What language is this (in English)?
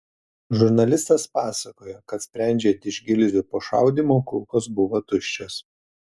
Lithuanian